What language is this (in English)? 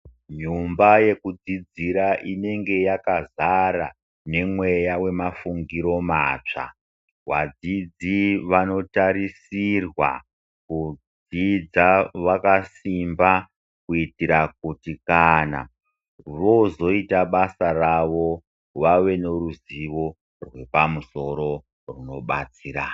Ndau